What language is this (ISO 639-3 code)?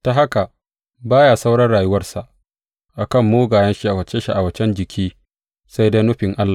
hau